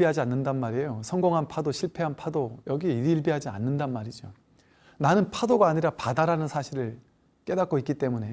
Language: Korean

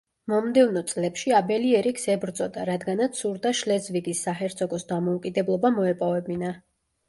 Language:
Georgian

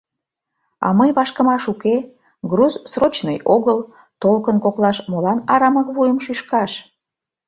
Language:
Mari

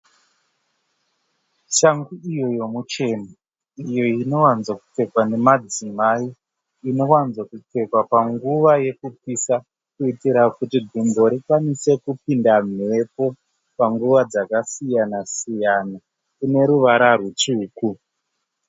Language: Shona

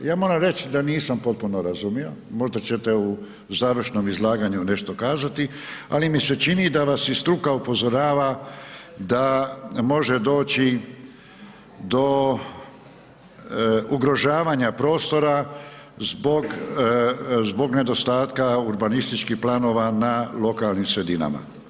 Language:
Croatian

